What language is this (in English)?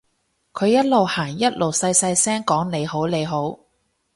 Cantonese